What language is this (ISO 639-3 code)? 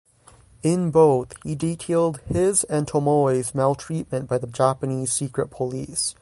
eng